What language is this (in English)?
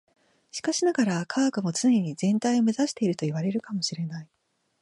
Japanese